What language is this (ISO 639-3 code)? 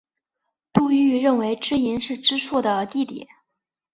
zho